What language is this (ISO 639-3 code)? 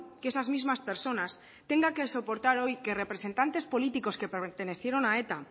spa